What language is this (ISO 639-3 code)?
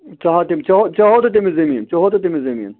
kas